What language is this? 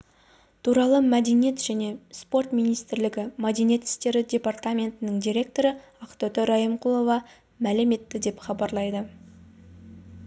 Kazakh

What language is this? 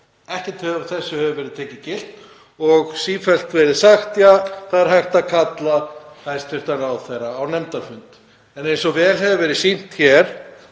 Icelandic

